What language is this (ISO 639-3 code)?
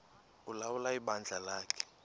xho